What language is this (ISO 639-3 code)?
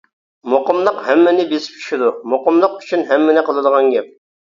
uig